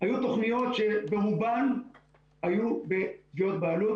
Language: Hebrew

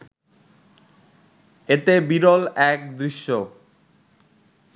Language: Bangla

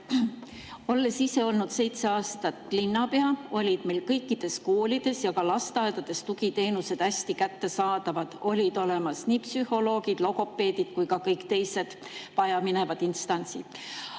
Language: Estonian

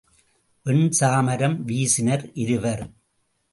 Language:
Tamil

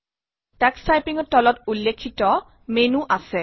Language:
Assamese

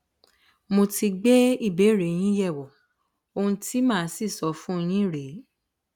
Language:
Yoruba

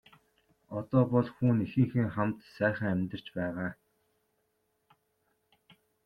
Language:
Mongolian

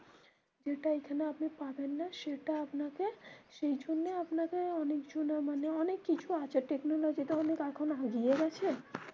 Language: Bangla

